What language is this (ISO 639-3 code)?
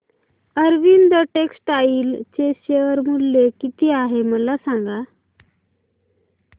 mar